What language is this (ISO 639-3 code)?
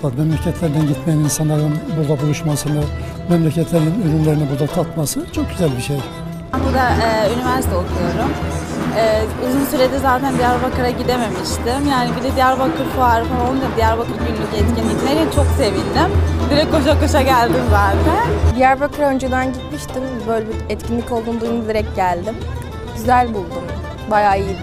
tur